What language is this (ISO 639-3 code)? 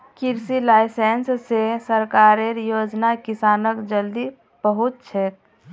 mag